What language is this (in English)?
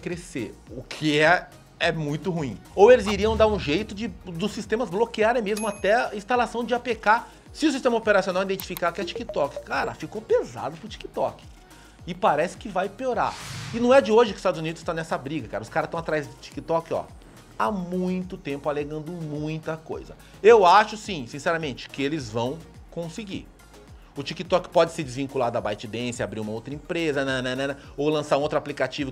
Portuguese